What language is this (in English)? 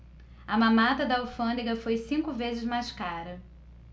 Portuguese